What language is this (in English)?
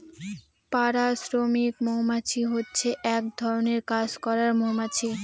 Bangla